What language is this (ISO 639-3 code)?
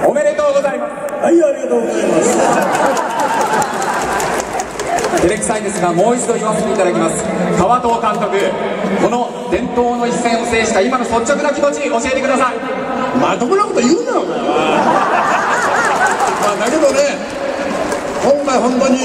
jpn